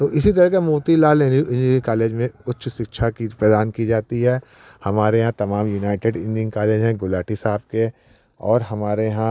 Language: Hindi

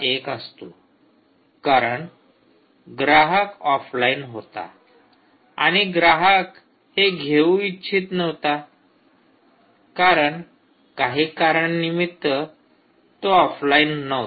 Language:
Marathi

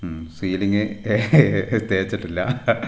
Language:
Malayalam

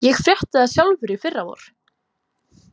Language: Icelandic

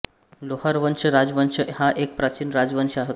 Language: Marathi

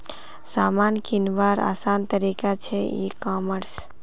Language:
Magahi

